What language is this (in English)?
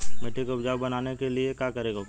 Bhojpuri